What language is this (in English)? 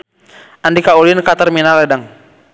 Sundanese